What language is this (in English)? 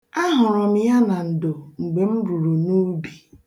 Igbo